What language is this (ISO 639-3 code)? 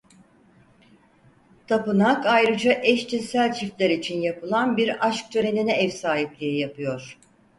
tur